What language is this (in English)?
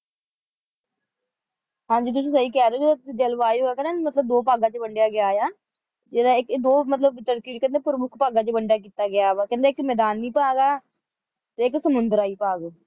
Punjabi